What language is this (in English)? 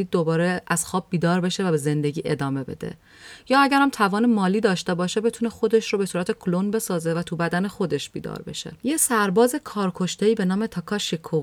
Persian